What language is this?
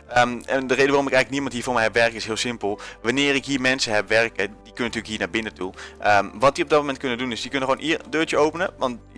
Dutch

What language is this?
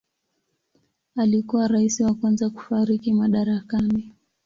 Swahili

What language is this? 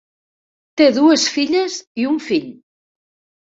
Catalan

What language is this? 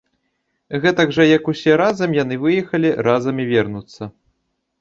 Belarusian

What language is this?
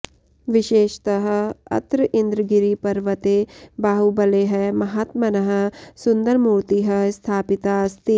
Sanskrit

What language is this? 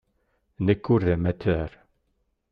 Kabyle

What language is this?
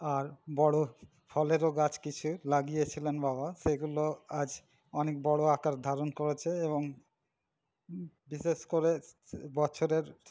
Bangla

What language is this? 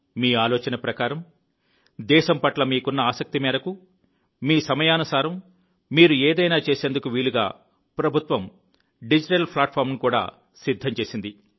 Telugu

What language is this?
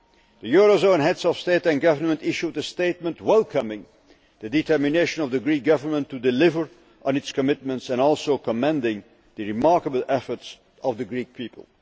English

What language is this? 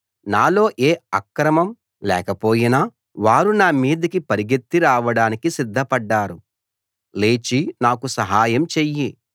Telugu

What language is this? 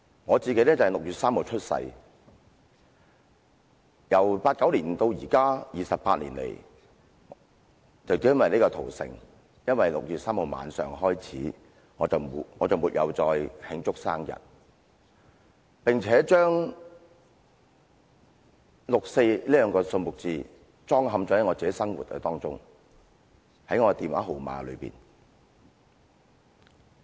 Cantonese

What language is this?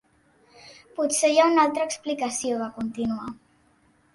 Catalan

